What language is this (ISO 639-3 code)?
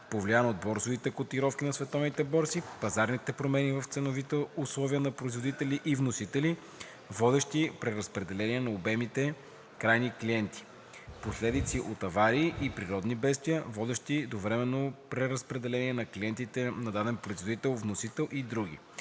bul